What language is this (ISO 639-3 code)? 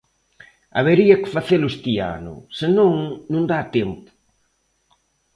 glg